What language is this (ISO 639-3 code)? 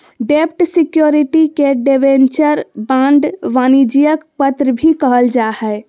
mag